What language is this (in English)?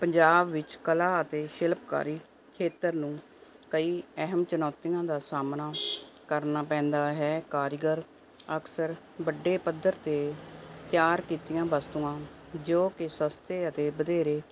Punjabi